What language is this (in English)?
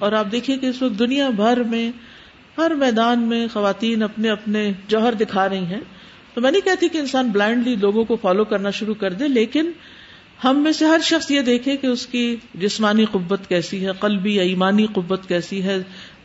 Urdu